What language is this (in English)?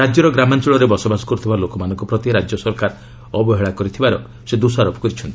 Odia